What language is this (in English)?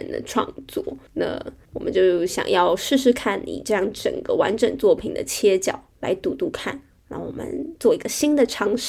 Chinese